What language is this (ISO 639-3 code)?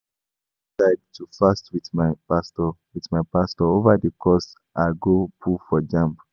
pcm